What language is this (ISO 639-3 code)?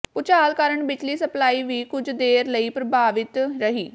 pan